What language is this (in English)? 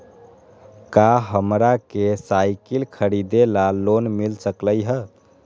Magahi